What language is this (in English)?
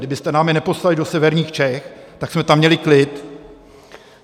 Czech